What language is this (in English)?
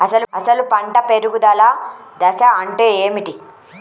Telugu